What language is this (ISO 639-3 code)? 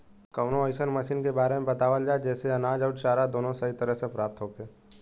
bho